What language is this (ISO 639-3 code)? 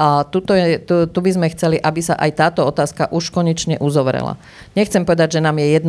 slk